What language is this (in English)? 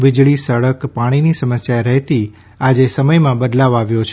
Gujarati